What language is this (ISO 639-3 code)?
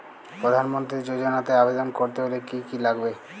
ben